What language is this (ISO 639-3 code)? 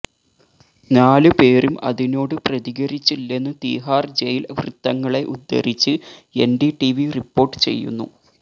mal